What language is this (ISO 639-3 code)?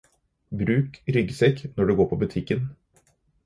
nob